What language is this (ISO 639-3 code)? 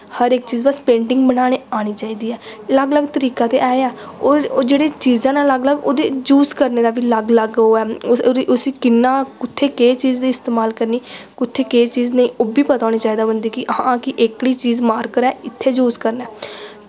doi